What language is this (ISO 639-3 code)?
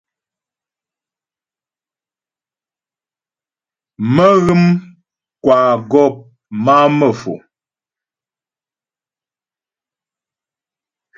bbj